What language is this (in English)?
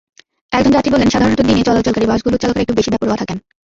Bangla